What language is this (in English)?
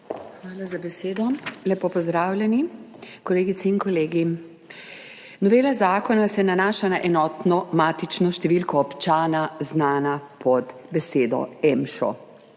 Slovenian